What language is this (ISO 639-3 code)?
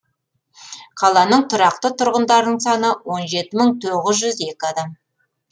kaz